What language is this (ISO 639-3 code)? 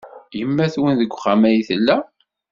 kab